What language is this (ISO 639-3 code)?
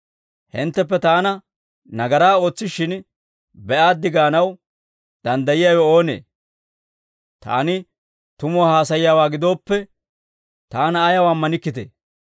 dwr